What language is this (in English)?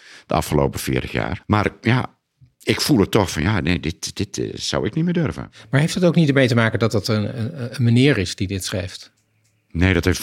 Dutch